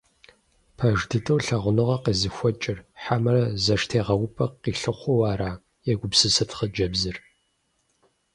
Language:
Kabardian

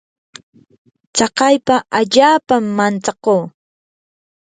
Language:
Yanahuanca Pasco Quechua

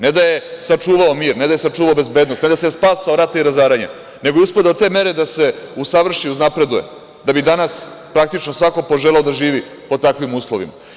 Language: Serbian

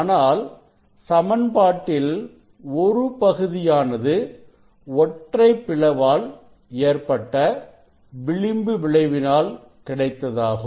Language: Tamil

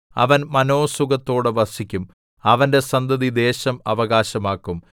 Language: Malayalam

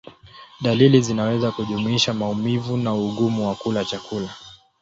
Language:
Swahili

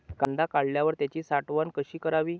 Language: Marathi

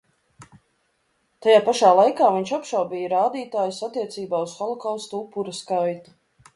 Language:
Latvian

